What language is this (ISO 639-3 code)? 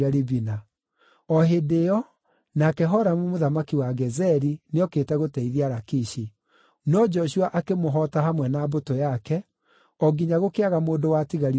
kik